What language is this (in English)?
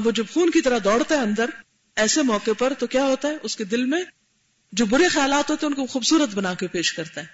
Urdu